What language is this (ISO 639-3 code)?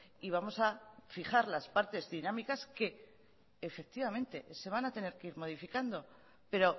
spa